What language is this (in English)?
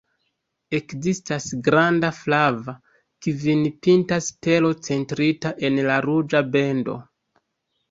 Esperanto